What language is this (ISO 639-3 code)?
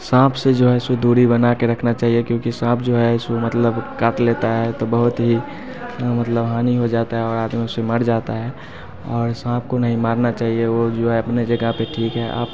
hin